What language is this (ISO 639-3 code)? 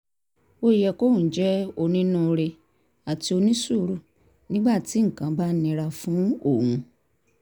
yor